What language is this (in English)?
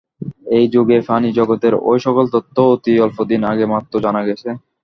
Bangla